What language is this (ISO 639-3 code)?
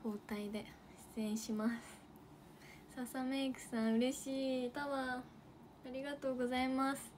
jpn